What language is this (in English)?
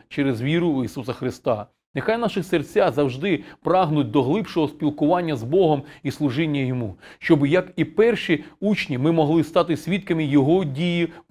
Ukrainian